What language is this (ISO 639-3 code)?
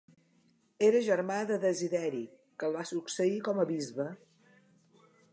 cat